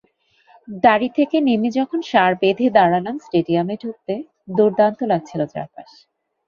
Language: Bangla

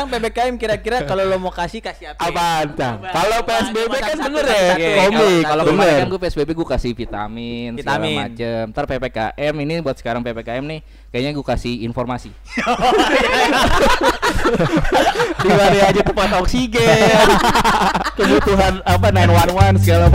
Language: Indonesian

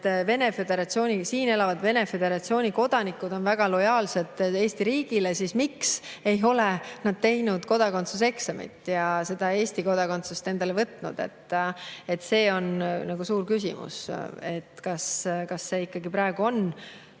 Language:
Estonian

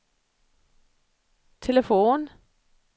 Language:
Swedish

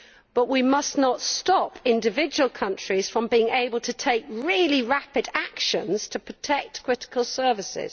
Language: English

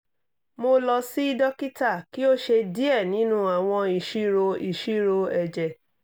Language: Yoruba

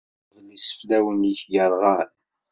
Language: Kabyle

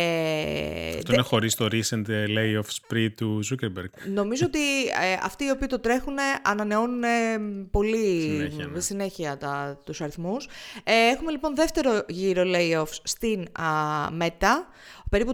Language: Greek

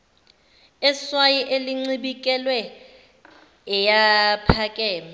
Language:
Zulu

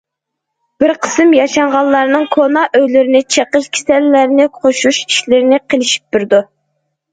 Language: Uyghur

